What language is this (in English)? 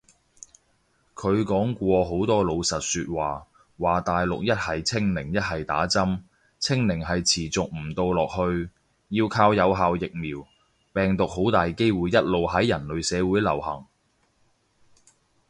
Cantonese